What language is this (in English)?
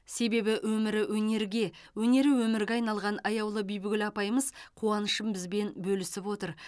Kazakh